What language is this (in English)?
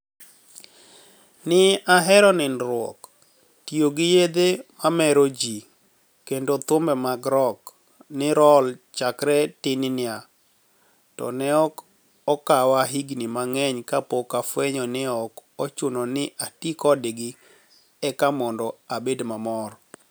Luo (Kenya and Tanzania)